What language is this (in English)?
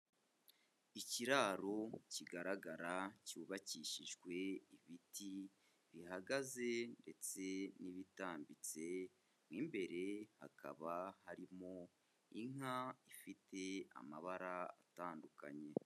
Kinyarwanda